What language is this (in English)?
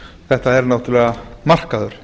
Icelandic